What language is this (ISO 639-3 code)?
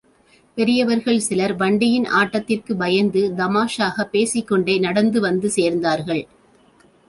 tam